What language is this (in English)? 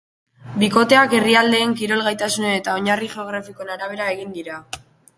Basque